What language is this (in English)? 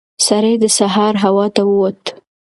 Pashto